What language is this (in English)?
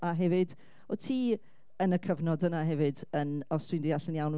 Welsh